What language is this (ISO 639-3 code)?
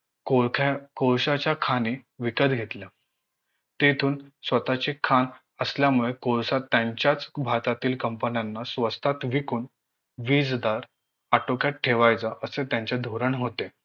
mar